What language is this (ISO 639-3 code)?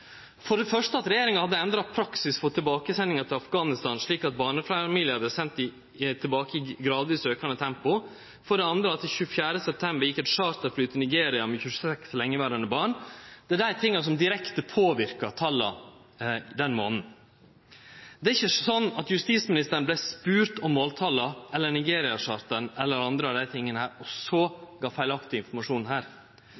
nno